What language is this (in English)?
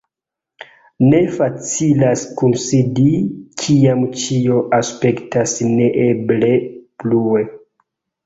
Esperanto